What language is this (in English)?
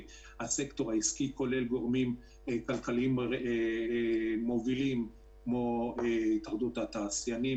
Hebrew